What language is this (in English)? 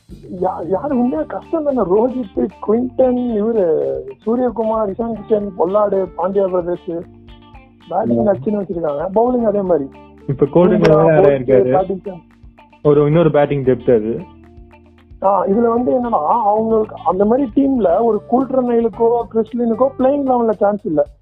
Tamil